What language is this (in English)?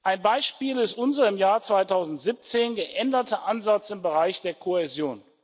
German